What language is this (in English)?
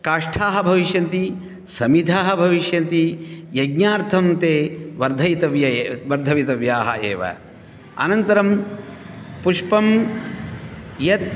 Sanskrit